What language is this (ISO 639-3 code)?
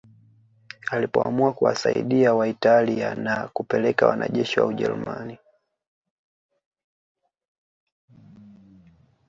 swa